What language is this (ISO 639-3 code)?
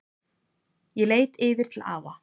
isl